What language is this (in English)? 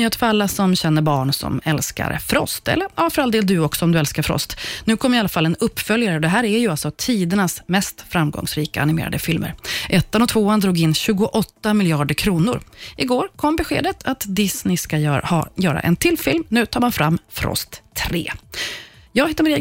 Swedish